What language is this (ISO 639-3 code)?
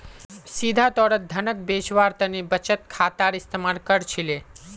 mag